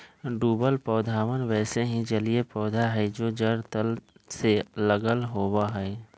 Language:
Magahi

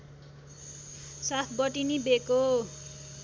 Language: Nepali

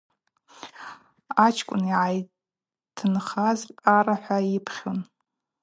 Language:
Abaza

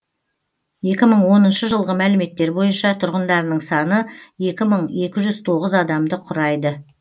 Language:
Kazakh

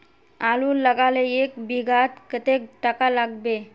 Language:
Magahi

